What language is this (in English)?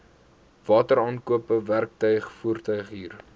Afrikaans